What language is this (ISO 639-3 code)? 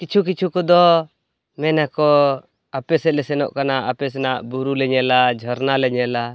sat